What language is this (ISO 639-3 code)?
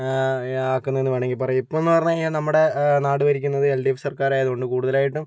mal